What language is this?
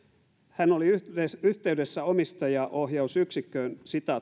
Finnish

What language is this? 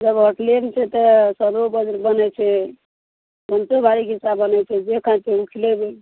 Maithili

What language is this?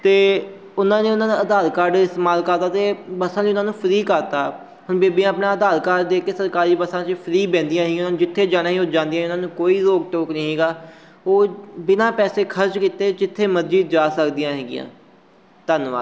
Punjabi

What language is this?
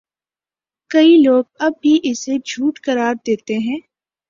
Urdu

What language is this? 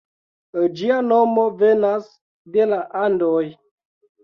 Esperanto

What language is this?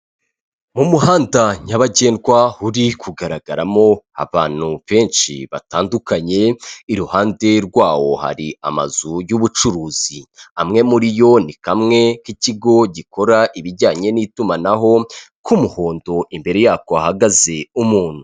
Kinyarwanda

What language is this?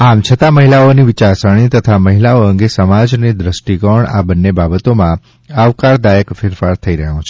Gujarati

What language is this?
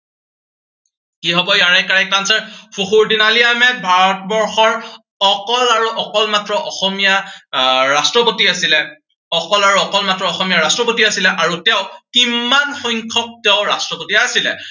Assamese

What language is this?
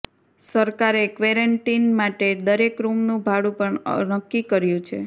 Gujarati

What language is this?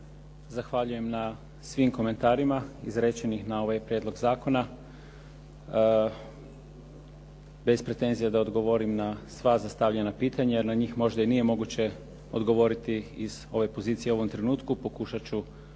Croatian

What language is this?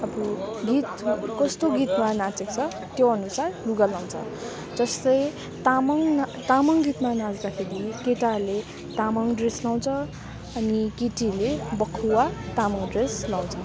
Nepali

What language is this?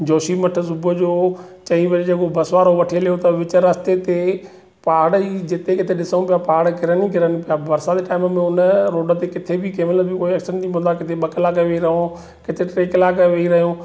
Sindhi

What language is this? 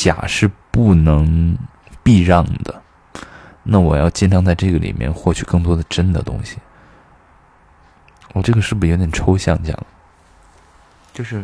Chinese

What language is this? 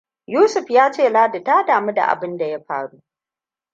Hausa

